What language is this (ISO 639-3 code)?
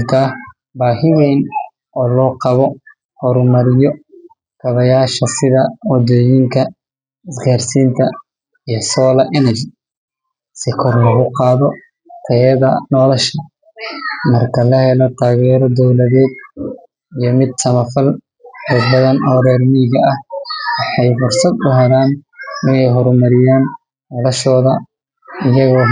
som